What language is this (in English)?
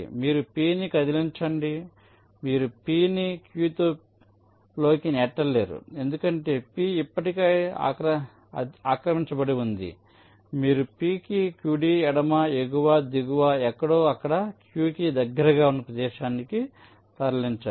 Telugu